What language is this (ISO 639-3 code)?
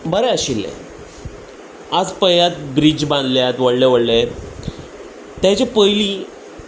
kok